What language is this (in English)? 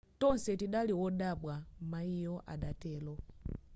Nyanja